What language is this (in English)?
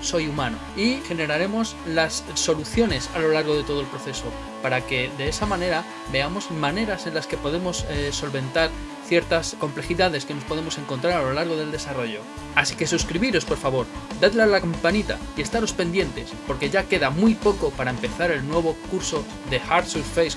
Spanish